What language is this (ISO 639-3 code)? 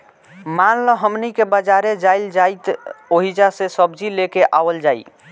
bho